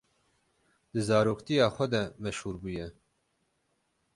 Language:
Kurdish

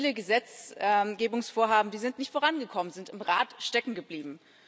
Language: German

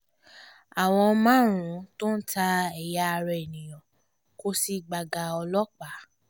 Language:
Yoruba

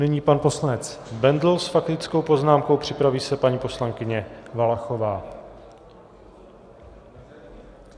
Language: Czech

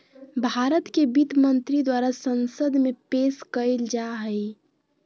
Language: Magahi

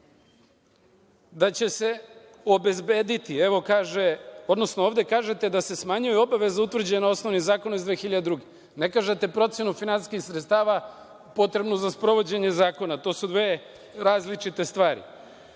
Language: Serbian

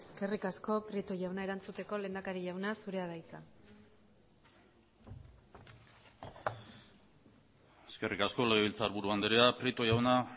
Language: Basque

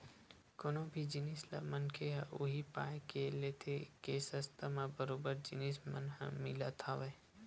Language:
Chhattisgarhi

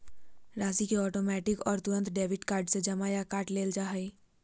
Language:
Magahi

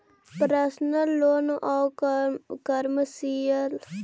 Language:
Magahi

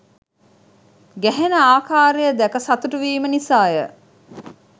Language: Sinhala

